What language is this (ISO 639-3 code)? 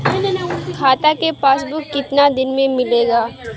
bho